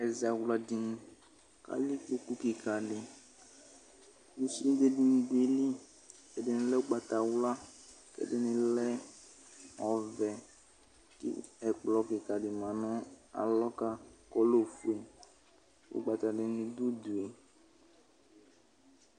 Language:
Ikposo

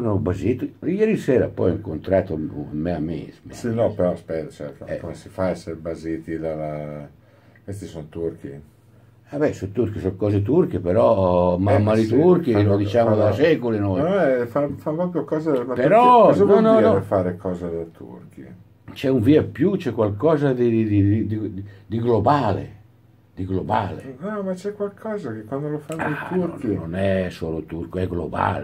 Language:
Italian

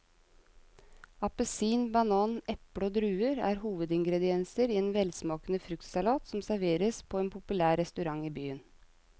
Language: Norwegian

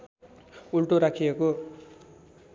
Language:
Nepali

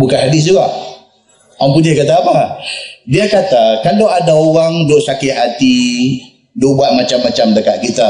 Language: Malay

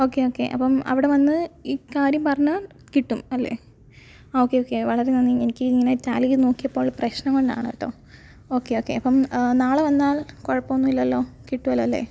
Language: Malayalam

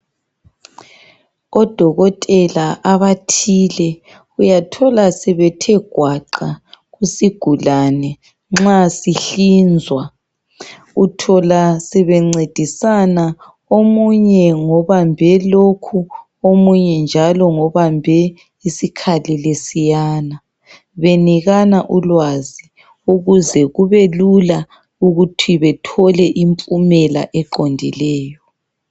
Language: North Ndebele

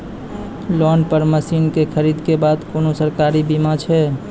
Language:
Maithili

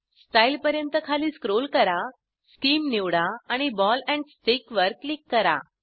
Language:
Marathi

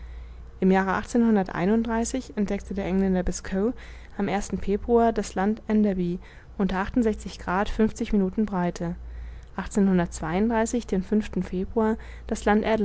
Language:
German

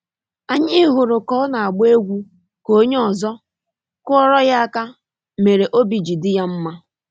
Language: Igbo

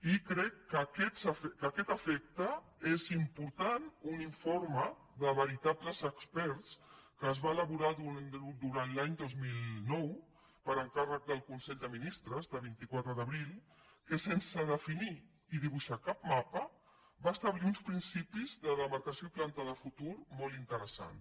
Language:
Catalan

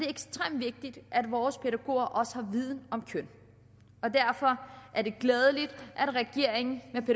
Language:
Danish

